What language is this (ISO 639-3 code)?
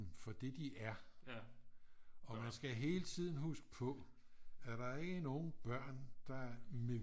dan